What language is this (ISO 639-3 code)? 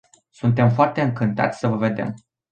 ron